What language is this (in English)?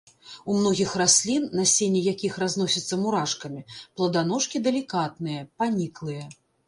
Belarusian